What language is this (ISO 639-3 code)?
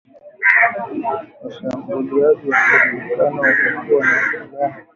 swa